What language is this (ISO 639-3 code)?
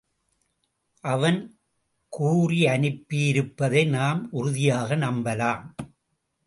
tam